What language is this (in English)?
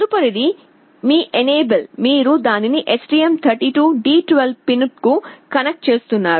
Telugu